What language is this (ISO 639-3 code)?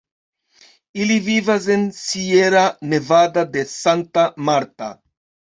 epo